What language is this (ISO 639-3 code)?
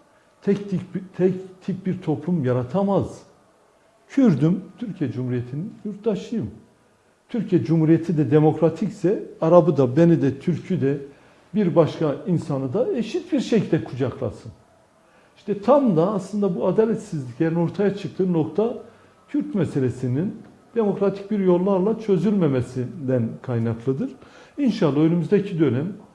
tur